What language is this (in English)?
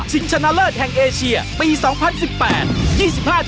Thai